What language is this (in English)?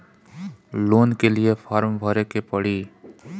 Bhojpuri